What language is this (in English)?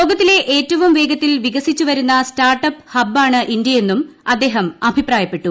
Malayalam